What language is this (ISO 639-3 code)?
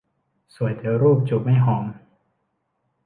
tha